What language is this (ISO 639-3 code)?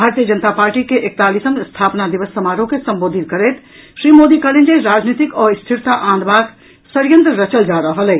mai